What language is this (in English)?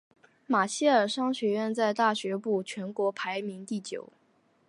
Chinese